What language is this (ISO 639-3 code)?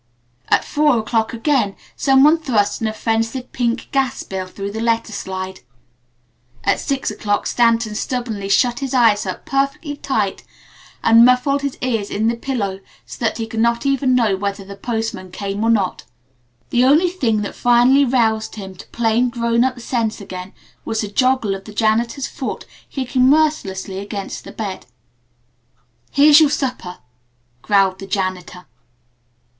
eng